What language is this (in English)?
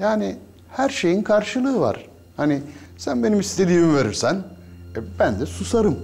Turkish